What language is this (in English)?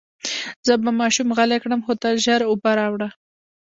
Pashto